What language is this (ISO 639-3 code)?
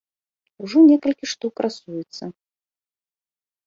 bel